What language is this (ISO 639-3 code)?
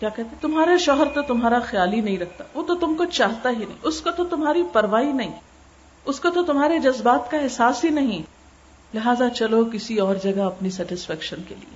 urd